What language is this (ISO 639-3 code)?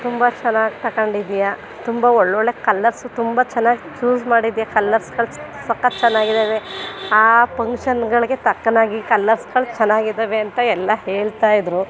kan